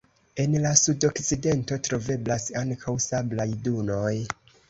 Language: Esperanto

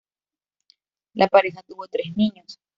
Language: Spanish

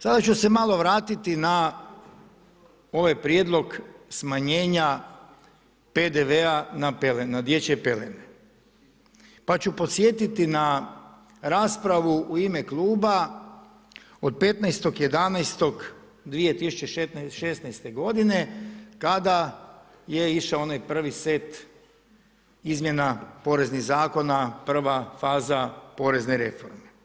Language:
Croatian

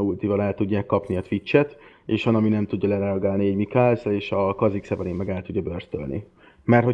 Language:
Hungarian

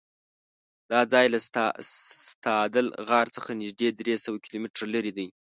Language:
Pashto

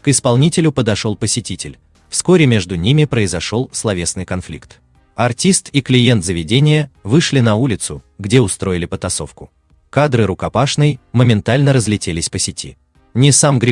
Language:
Russian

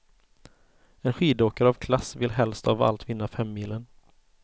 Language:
Swedish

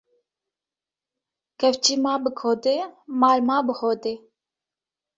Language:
Kurdish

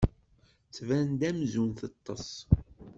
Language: Kabyle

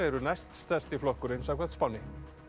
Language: Icelandic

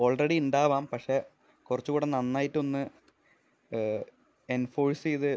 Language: Malayalam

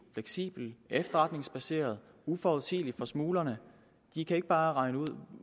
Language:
Danish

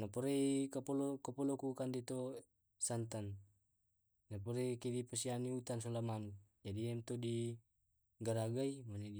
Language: Tae'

